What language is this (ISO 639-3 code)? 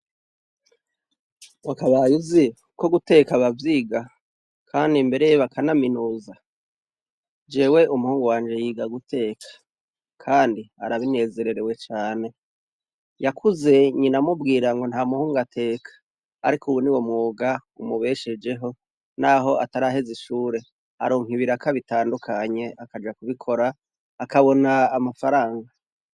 run